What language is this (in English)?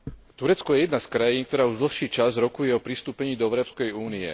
Slovak